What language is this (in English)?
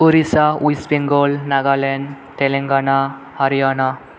Bodo